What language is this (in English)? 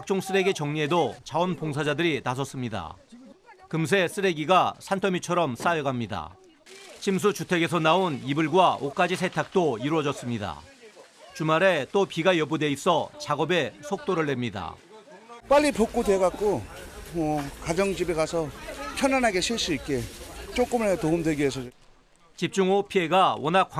Korean